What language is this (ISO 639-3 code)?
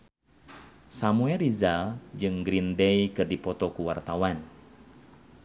sun